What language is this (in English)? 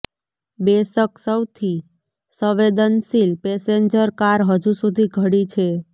Gujarati